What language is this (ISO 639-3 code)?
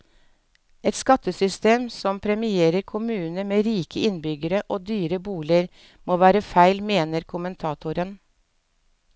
nor